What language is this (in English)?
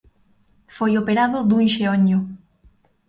Galician